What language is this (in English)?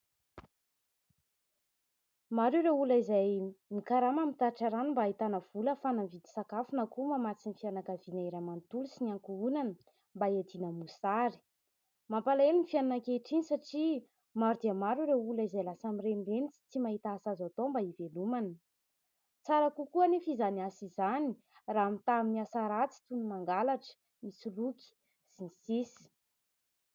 Malagasy